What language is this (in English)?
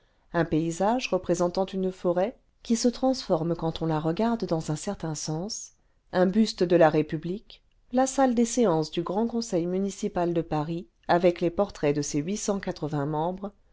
French